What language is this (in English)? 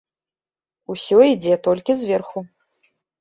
Belarusian